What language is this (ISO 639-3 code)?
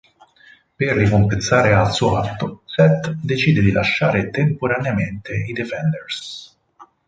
ita